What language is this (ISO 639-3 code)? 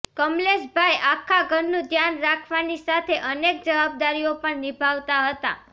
guj